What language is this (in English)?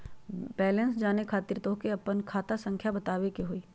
Magahi